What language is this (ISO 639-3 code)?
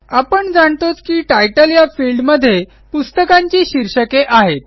mar